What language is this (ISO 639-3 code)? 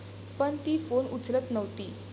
mar